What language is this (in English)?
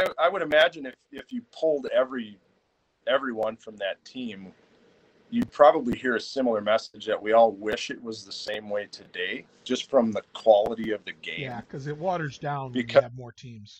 English